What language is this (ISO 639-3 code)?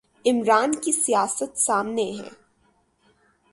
urd